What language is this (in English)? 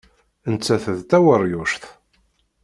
Kabyle